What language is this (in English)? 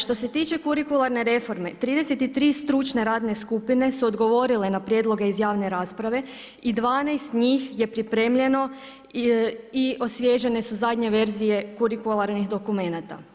Croatian